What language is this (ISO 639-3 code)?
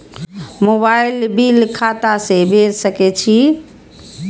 mai